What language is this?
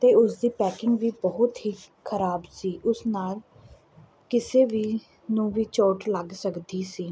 Punjabi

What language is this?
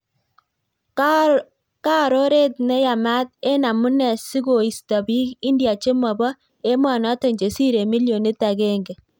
Kalenjin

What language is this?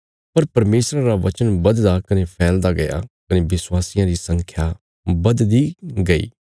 Bilaspuri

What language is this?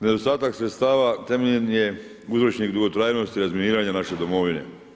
Croatian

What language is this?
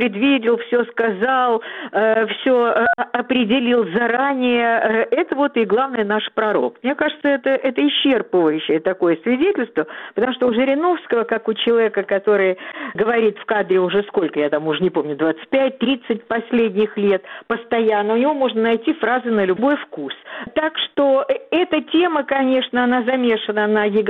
Russian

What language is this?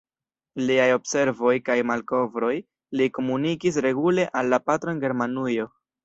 Esperanto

